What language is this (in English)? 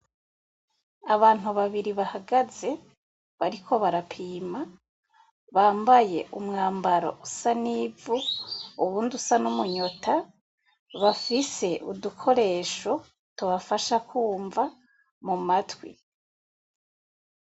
Rundi